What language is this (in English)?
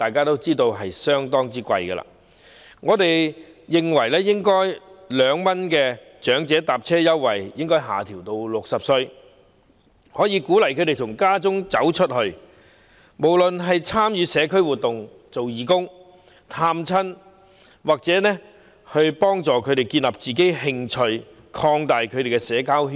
Cantonese